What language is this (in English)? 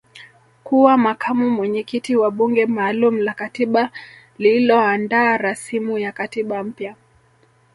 Swahili